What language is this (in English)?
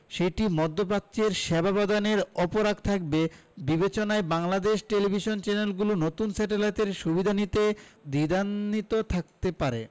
Bangla